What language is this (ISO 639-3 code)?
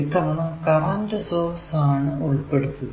mal